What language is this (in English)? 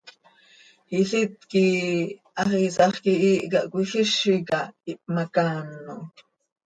Seri